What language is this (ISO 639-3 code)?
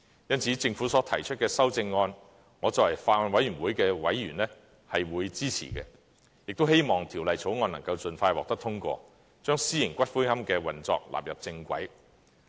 yue